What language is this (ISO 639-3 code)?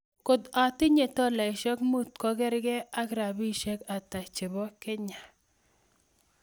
kln